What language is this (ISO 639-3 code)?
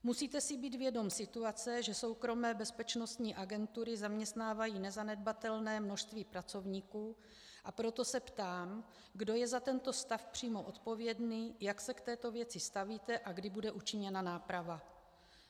ces